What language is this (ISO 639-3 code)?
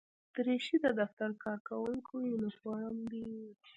pus